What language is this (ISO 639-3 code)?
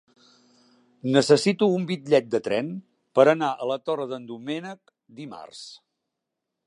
cat